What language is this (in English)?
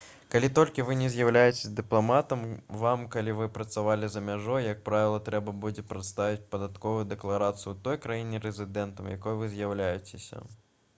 Belarusian